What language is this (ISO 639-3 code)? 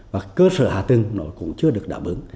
vie